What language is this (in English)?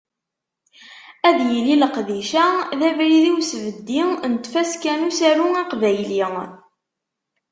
Kabyle